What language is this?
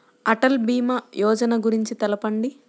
Telugu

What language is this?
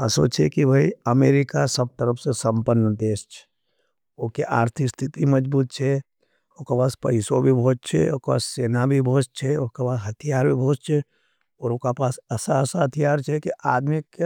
Nimadi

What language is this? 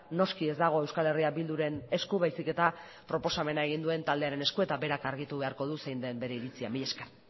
Basque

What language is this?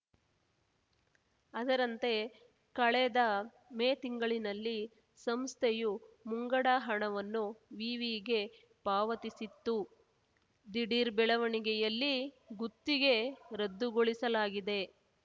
Kannada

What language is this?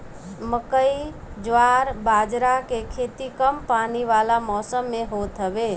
Bhojpuri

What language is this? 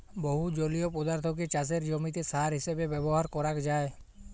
Bangla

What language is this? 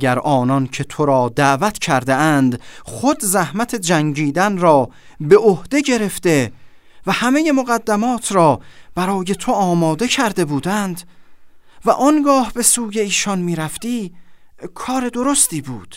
Persian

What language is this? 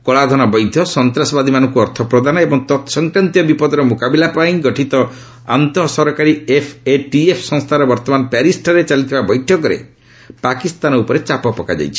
Odia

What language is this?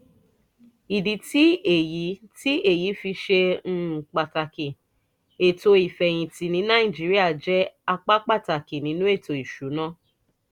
Yoruba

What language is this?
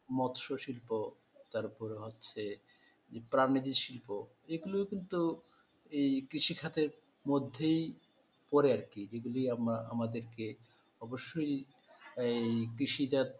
Bangla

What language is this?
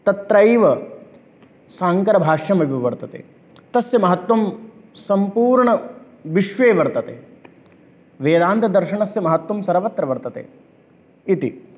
Sanskrit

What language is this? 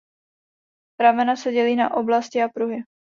Czech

